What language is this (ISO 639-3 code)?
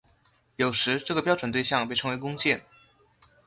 zho